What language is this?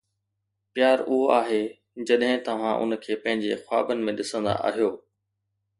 Sindhi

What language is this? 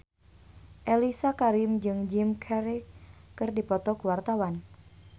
Sundanese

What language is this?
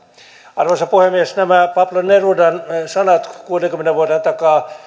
Finnish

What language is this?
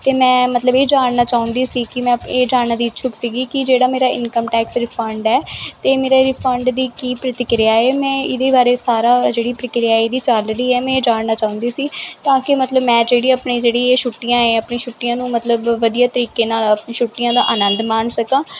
Punjabi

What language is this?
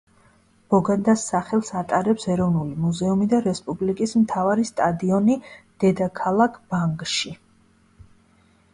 Georgian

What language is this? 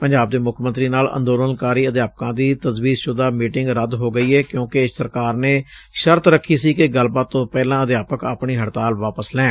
Punjabi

